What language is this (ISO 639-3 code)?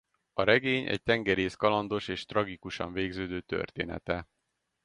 hun